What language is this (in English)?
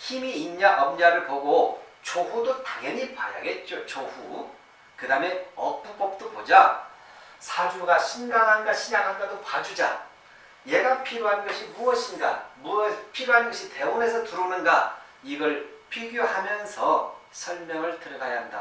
Korean